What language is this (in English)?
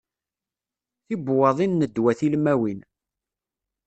Kabyle